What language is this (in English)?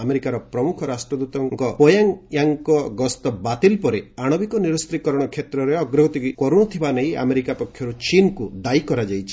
Odia